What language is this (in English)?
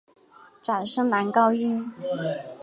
Chinese